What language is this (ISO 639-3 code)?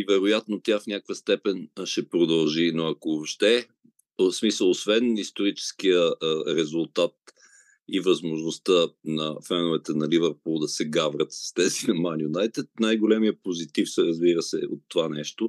bul